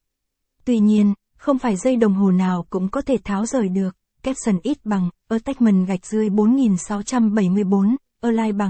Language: Vietnamese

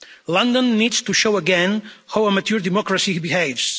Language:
English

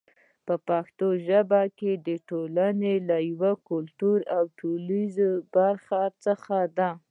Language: Pashto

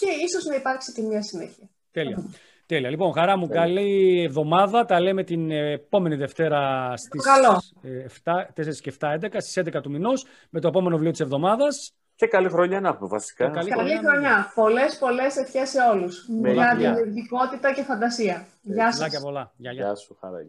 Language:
Greek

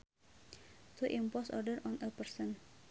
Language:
Sundanese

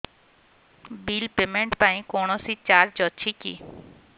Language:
Odia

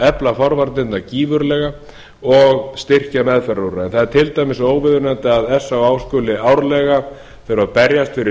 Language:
Icelandic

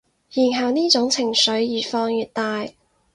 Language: Cantonese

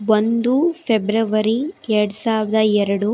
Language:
Kannada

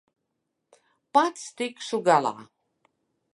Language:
Latvian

